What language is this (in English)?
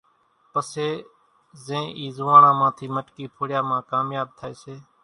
Kachi Koli